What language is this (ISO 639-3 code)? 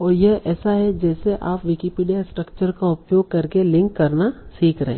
hin